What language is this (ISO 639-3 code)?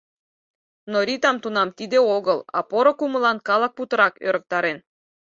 chm